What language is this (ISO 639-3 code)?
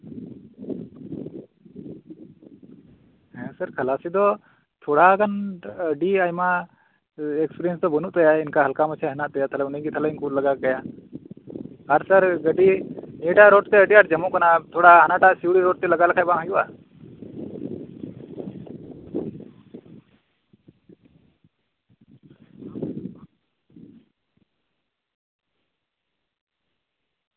sat